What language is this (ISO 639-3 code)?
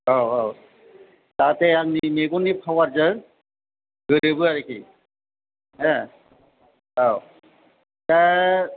brx